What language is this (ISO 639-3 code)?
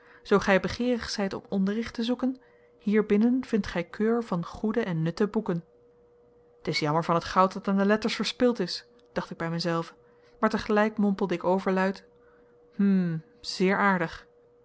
nld